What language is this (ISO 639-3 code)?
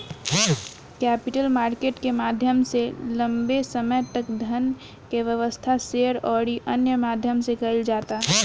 bho